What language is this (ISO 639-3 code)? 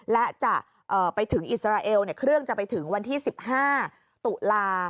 tha